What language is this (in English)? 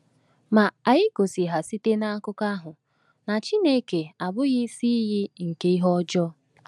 Igbo